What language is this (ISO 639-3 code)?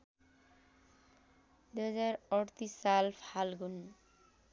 nep